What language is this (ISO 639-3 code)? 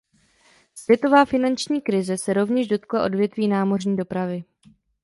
ces